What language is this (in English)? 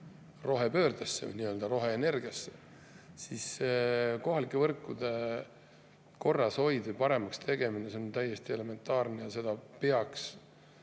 Estonian